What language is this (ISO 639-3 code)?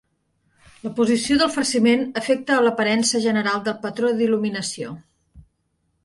cat